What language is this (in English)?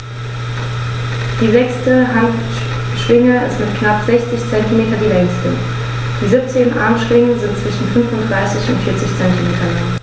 German